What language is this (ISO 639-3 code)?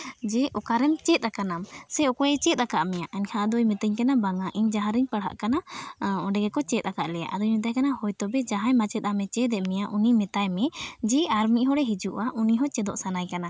sat